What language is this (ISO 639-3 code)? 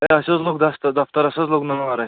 kas